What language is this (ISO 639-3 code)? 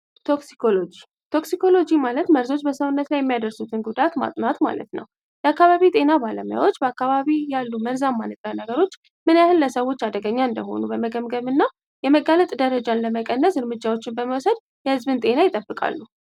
amh